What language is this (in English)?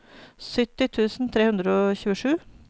Norwegian